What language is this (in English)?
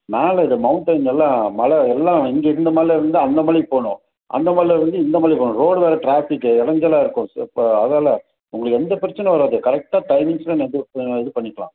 Tamil